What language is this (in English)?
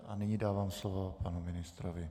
Czech